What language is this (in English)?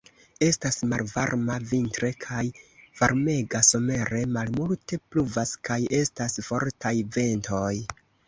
Esperanto